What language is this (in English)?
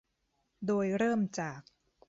Thai